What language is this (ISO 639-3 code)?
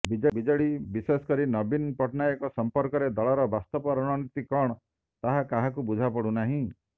ori